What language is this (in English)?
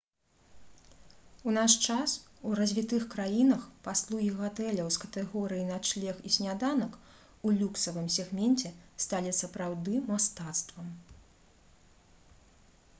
Belarusian